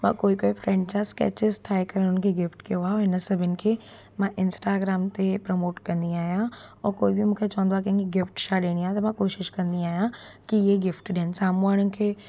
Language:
Sindhi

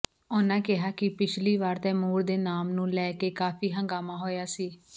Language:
Punjabi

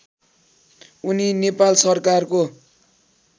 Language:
Nepali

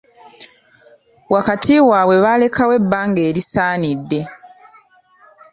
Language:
Ganda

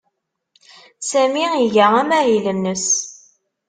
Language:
Kabyle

